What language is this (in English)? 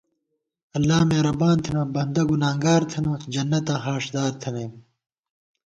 Gawar-Bati